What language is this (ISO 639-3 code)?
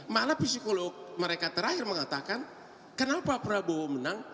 ind